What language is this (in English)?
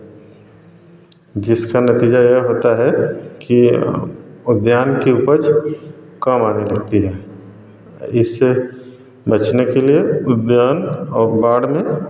Hindi